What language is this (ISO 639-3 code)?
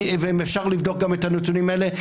heb